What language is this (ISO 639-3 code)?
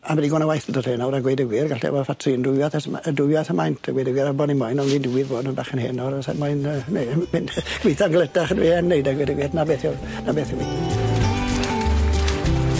cym